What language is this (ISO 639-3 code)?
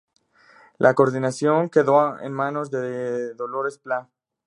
spa